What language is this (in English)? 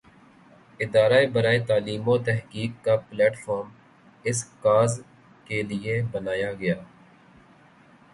Urdu